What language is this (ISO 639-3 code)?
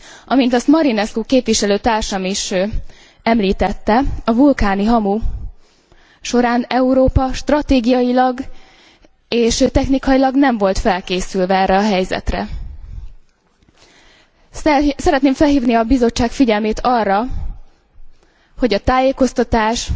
hun